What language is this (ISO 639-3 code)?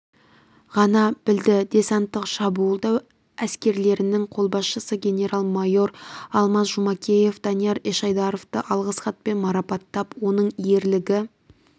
kaz